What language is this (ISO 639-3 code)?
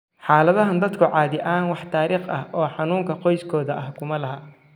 som